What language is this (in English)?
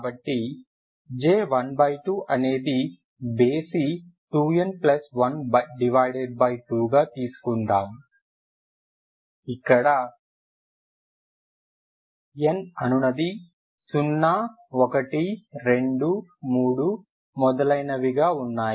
Telugu